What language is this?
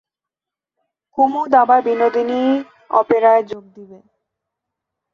Bangla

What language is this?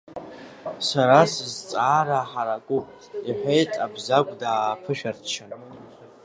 Abkhazian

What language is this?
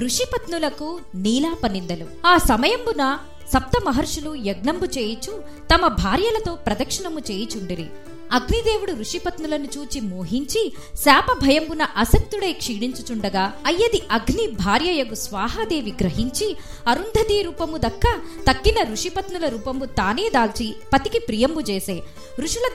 Telugu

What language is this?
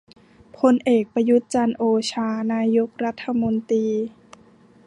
Thai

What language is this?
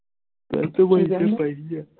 Punjabi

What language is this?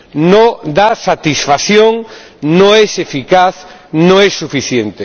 Spanish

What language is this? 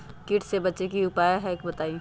Magahi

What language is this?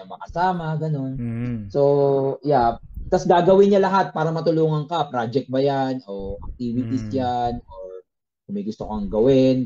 Filipino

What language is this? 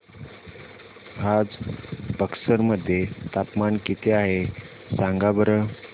Marathi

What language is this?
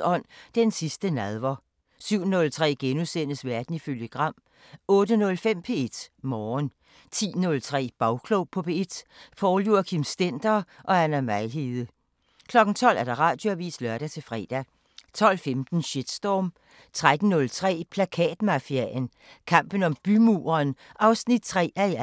Danish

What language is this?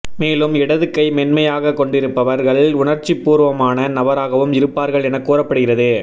Tamil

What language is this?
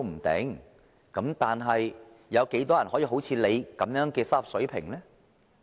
Cantonese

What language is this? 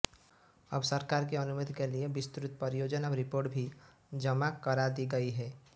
Hindi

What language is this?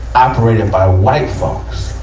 English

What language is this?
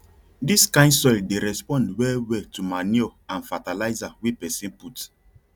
Nigerian Pidgin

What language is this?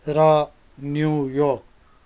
Nepali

